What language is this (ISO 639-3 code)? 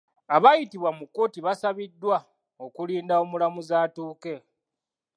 lug